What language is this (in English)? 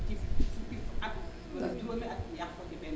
Wolof